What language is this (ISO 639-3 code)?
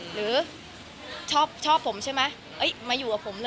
tha